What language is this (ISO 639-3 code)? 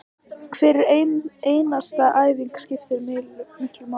isl